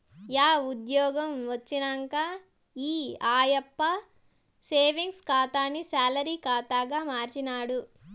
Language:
Telugu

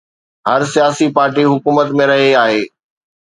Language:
Sindhi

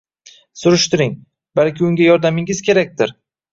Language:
Uzbek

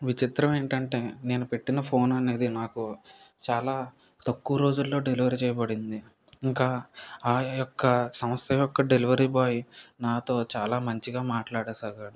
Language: Telugu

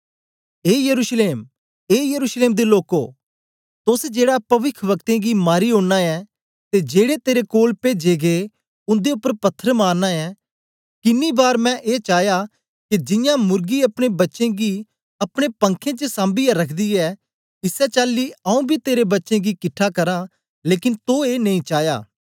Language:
Dogri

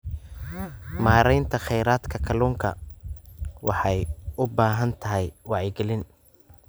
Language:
Somali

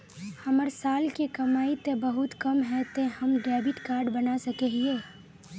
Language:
Magahi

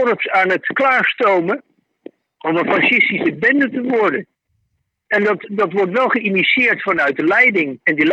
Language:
Dutch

